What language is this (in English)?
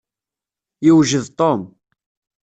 Kabyle